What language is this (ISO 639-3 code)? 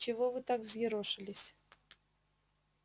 rus